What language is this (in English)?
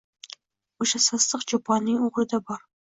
Uzbek